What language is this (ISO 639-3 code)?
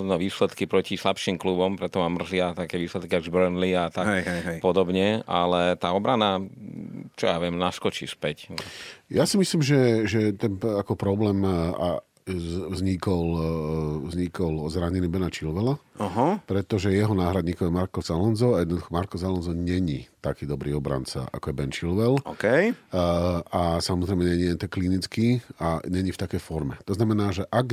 slk